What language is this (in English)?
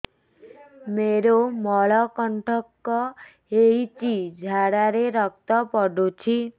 Odia